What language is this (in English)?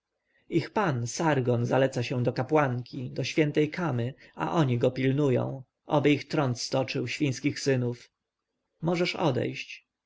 Polish